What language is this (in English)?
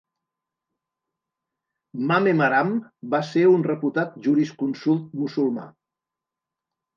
Catalan